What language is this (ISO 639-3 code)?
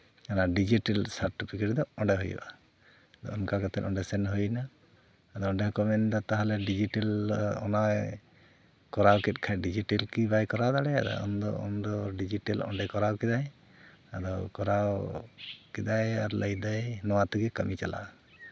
sat